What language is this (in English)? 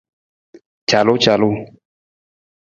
Nawdm